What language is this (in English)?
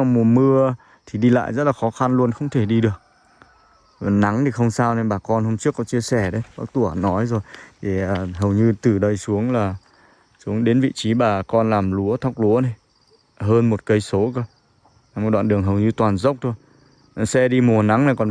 Vietnamese